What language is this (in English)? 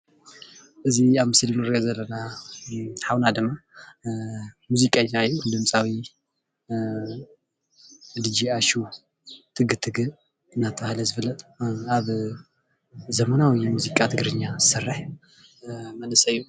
Tigrinya